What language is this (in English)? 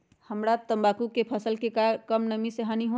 Magahi